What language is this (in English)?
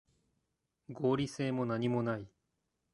Japanese